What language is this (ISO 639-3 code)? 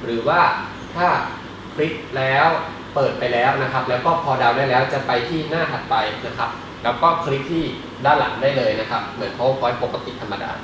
tha